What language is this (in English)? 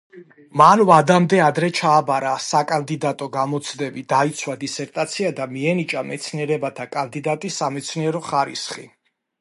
Georgian